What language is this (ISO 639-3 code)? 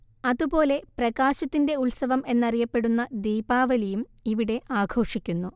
mal